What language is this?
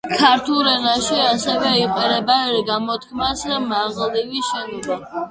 Georgian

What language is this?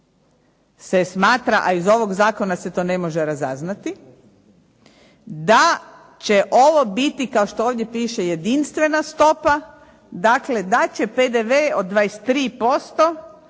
Croatian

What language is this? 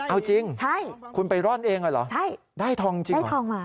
Thai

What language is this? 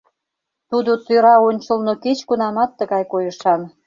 Mari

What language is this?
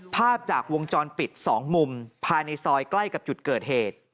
Thai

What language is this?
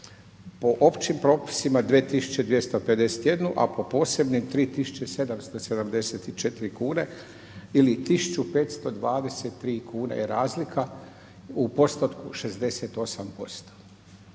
Croatian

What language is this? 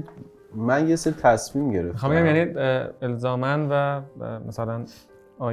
Persian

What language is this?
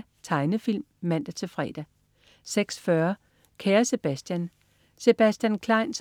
Danish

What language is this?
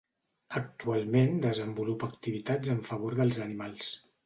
Catalan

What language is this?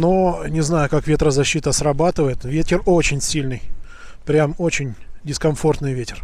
Russian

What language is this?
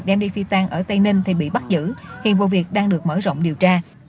Vietnamese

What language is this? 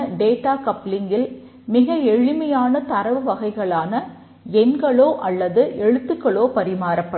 Tamil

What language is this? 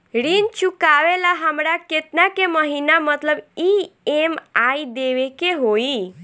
Bhojpuri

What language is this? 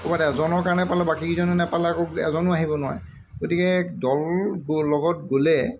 Assamese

